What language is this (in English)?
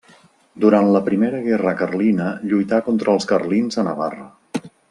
Catalan